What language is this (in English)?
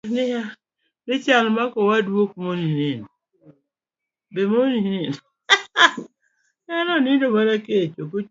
Luo (Kenya and Tanzania)